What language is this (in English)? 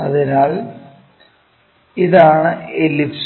Malayalam